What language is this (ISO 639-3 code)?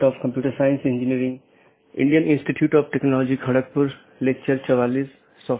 hin